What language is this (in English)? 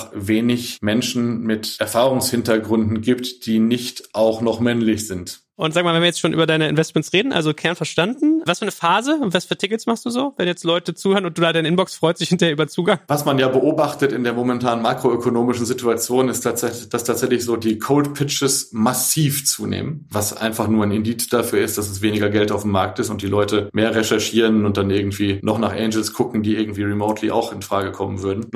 German